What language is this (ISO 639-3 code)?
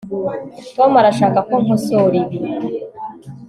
kin